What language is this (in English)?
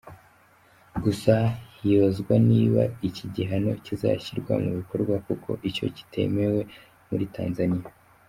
Kinyarwanda